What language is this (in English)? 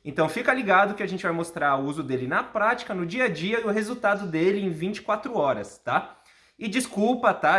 Portuguese